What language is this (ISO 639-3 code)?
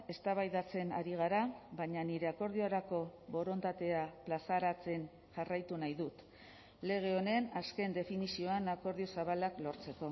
eus